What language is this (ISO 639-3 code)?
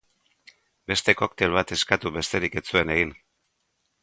eus